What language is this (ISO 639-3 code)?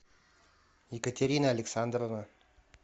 rus